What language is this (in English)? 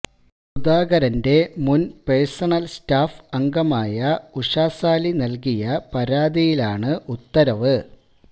Malayalam